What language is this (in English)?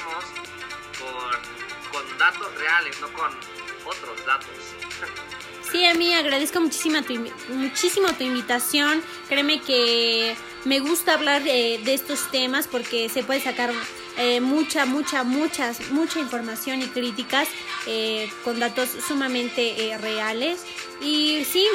Spanish